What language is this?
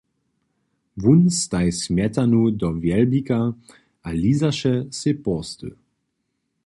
Upper Sorbian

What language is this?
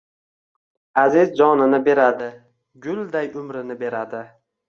Uzbek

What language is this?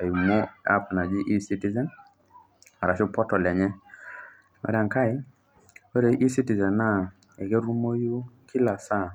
Masai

